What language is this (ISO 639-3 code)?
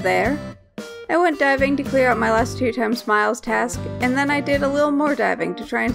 eng